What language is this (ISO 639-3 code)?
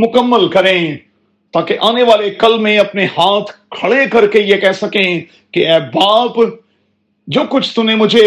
urd